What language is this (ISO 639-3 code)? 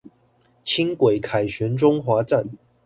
zho